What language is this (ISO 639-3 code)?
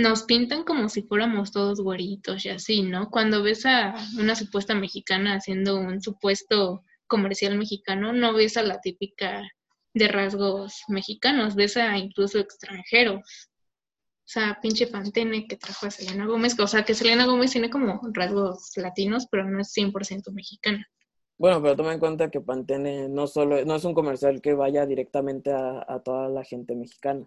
spa